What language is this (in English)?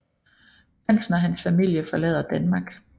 Danish